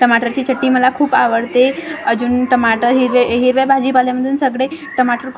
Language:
Marathi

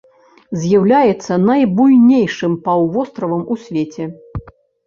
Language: Belarusian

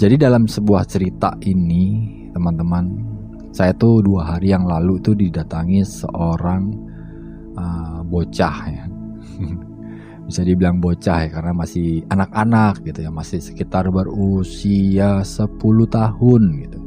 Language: Indonesian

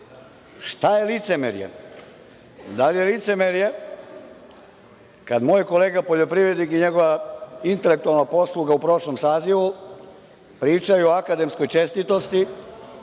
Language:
Serbian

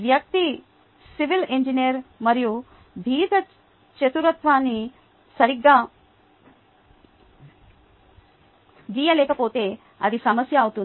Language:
Telugu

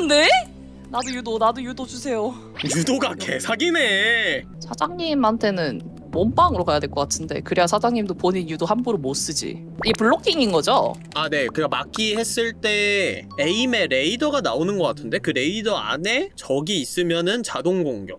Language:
Korean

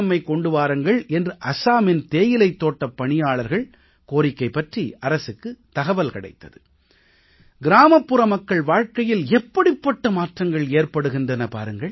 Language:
Tamil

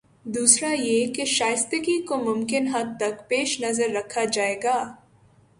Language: Urdu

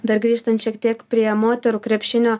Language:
Lithuanian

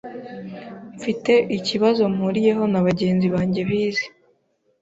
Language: Kinyarwanda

